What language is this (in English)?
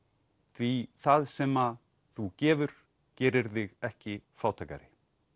Icelandic